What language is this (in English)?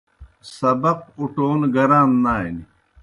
Kohistani Shina